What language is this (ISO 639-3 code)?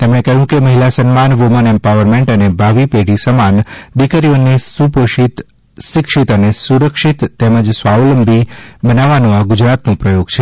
guj